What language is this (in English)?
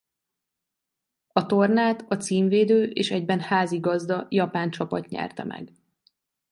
Hungarian